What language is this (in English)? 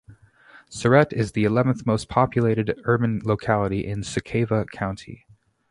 English